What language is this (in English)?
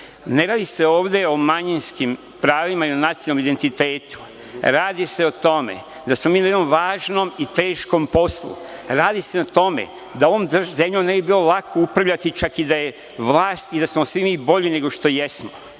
Serbian